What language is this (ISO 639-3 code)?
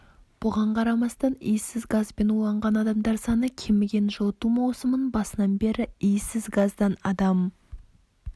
kaz